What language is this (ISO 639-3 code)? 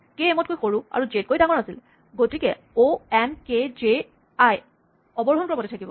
asm